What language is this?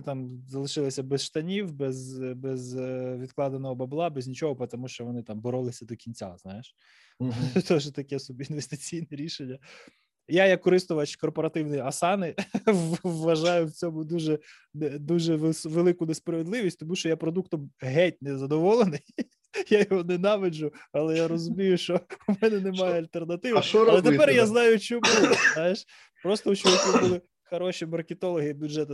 Ukrainian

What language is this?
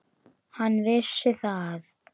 Icelandic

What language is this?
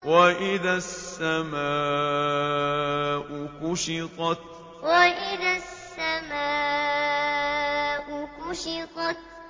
Arabic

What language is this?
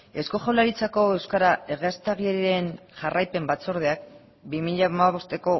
Basque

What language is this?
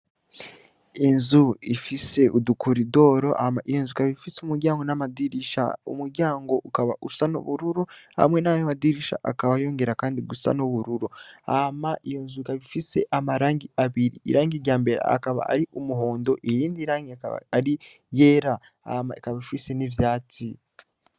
Rundi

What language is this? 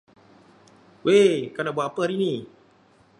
Malay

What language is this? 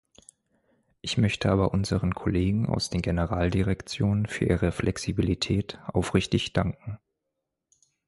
German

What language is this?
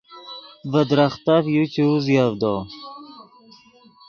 Yidgha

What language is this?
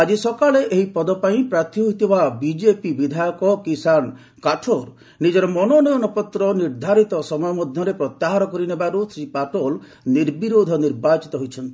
Odia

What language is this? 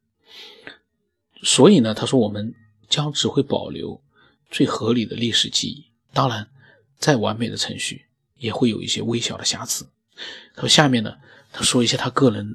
Chinese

